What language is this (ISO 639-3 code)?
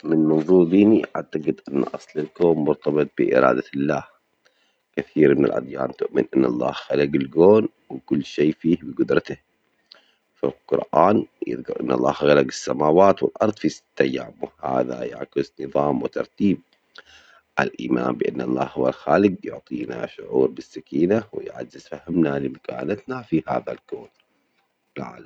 acx